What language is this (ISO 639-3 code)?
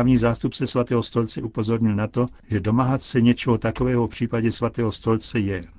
ces